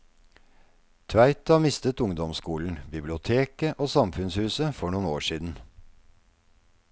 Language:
Norwegian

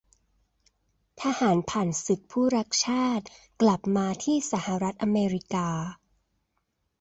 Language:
Thai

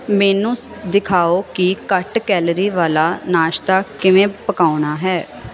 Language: Punjabi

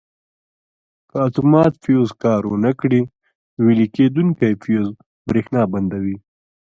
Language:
Pashto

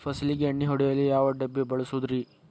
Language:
Kannada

